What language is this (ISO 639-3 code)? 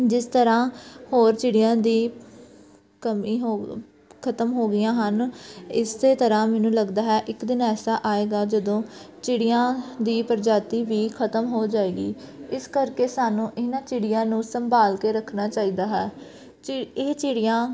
pan